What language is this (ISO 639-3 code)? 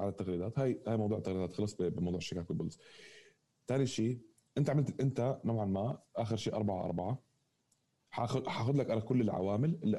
ara